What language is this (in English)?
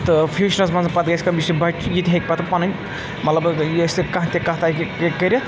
Kashmiri